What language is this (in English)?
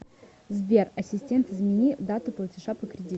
Russian